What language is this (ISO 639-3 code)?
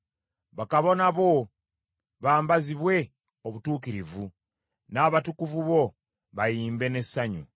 lug